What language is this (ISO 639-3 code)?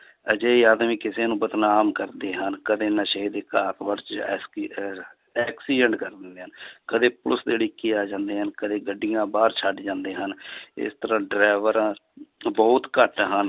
pan